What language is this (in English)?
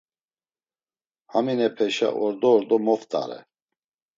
Laz